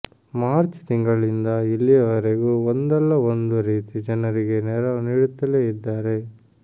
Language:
Kannada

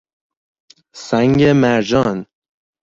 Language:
Persian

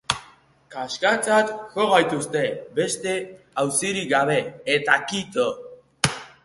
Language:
Basque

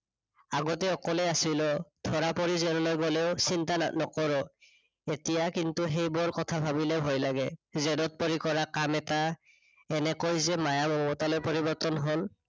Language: Assamese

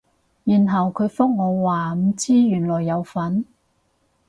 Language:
Cantonese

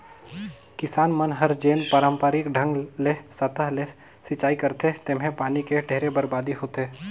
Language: Chhattisgarhi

